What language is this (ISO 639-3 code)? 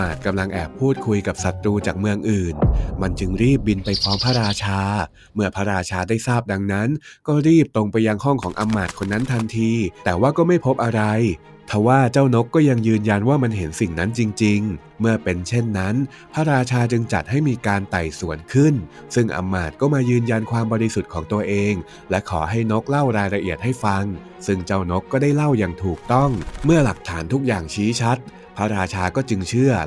tha